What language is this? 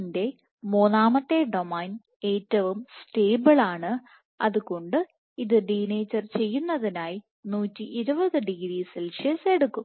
Malayalam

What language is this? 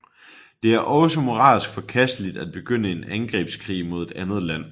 Danish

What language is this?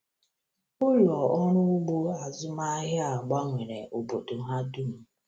Igbo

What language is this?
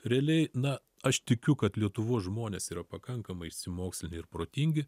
Lithuanian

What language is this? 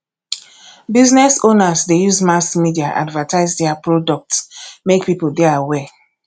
Nigerian Pidgin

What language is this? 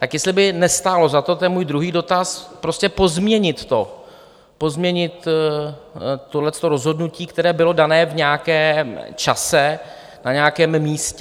Czech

